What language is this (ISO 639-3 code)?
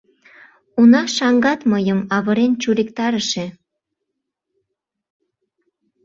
chm